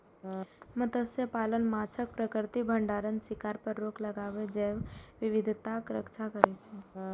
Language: Maithili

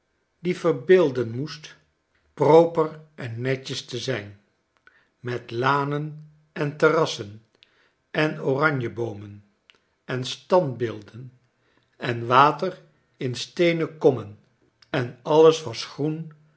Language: Dutch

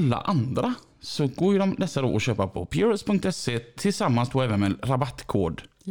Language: Swedish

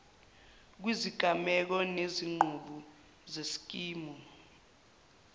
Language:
Zulu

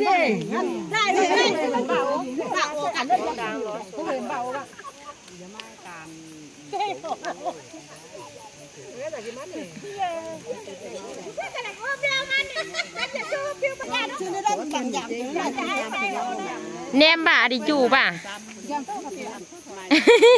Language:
Thai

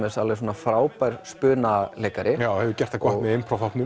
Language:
Icelandic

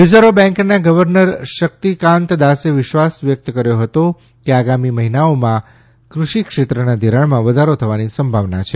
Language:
Gujarati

